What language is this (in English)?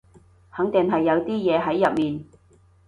Cantonese